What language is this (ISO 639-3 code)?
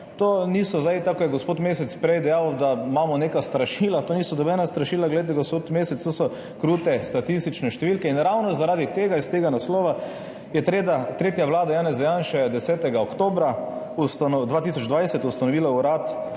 slv